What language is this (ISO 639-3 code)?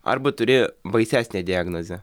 lit